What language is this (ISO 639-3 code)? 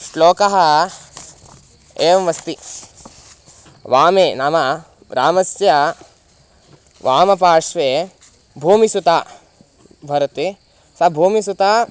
san